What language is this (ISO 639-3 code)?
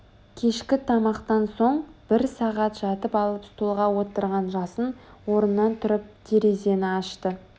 kaz